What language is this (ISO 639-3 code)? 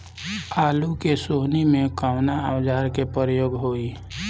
bho